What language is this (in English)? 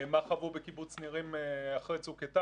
Hebrew